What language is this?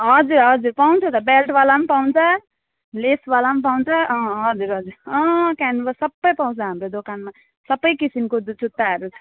Nepali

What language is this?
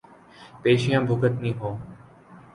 Urdu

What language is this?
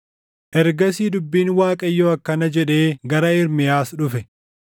Oromo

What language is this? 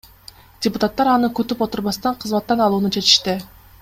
Kyrgyz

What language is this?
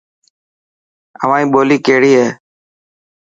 Dhatki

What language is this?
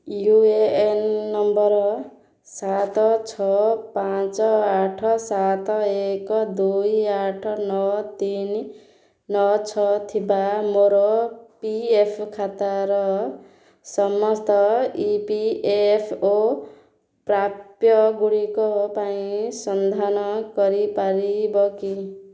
Odia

